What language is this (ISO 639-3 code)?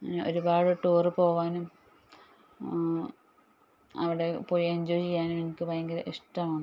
mal